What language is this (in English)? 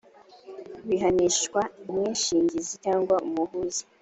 Kinyarwanda